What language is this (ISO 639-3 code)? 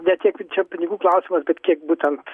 lit